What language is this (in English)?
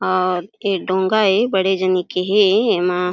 Chhattisgarhi